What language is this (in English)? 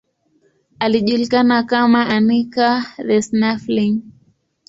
Swahili